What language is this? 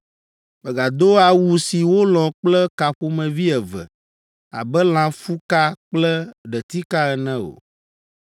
Ewe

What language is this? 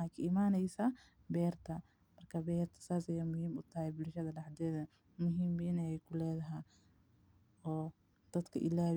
Somali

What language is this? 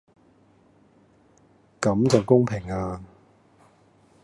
Cantonese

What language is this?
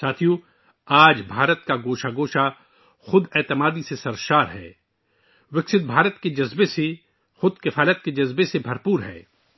Urdu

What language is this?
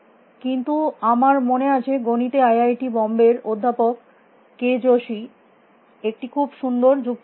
Bangla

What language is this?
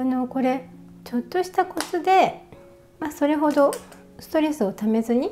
Japanese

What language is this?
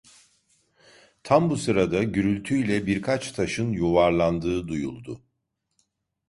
Turkish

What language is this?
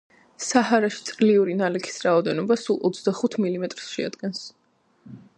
Georgian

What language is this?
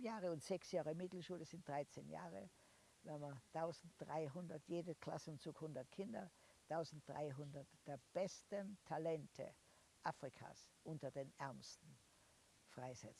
German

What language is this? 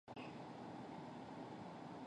Chinese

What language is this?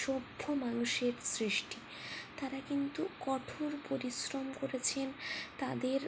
Bangla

